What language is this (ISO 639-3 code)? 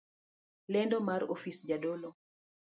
luo